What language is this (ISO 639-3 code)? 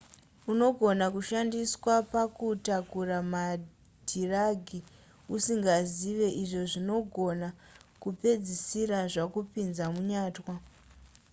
sna